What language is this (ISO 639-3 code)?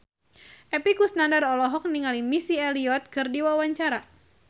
sun